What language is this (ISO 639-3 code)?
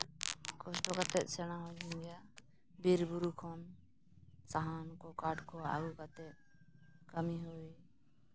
sat